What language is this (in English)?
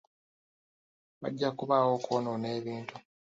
Ganda